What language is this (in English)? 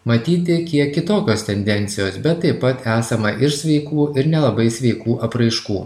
Lithuanian